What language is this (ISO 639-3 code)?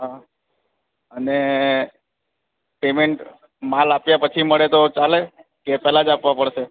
guj